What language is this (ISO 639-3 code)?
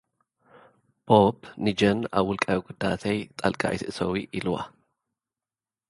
tir